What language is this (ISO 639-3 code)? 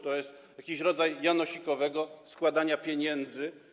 pol